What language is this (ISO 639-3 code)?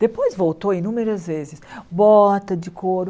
por